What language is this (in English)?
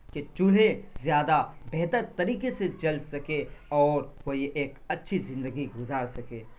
Urdu